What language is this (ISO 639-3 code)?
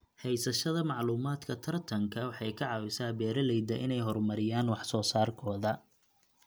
som